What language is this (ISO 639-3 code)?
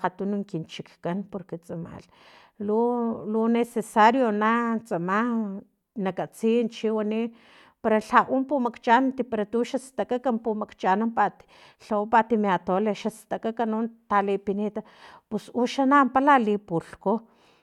tlp